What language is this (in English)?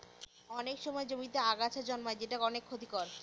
Bangla